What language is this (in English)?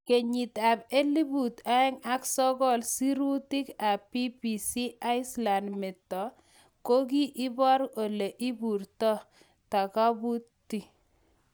Kalenjin